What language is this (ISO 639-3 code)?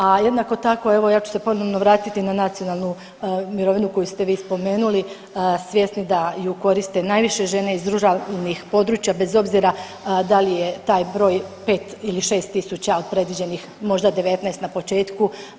hrv